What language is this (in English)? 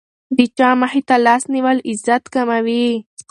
Pashto